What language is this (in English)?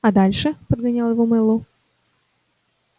Russian